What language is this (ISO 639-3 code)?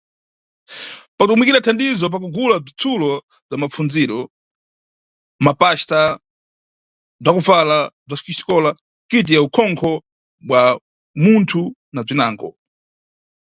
nyu